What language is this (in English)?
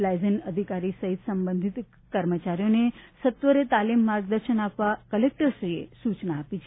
Gujarati